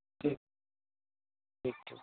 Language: Maithili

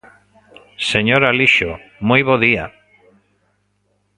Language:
Galician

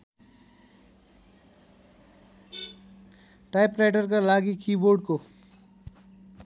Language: Nepali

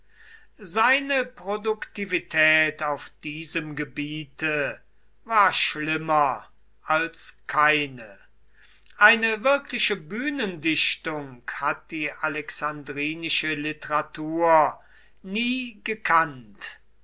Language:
German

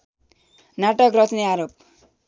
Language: Nepali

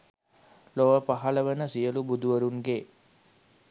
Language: Sinhala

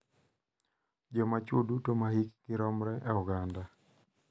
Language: Luo (Kenya and Tanzania)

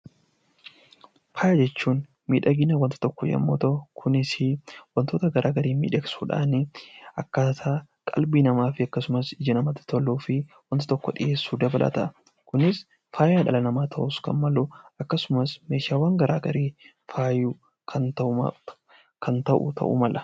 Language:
Oromo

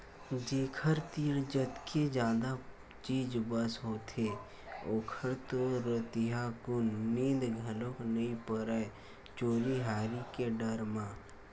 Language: Chhattisgarhi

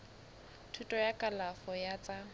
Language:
Southern Sotho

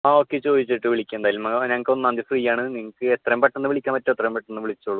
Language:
Malayalam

